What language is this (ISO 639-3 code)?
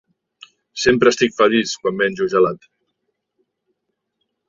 cat